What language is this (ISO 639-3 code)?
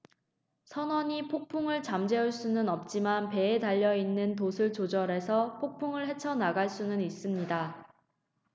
kor